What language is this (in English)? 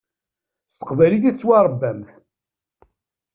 Kabyle